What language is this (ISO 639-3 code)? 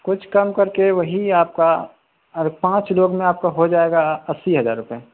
urd